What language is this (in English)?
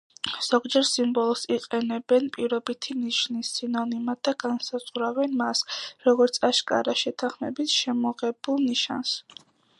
Georgian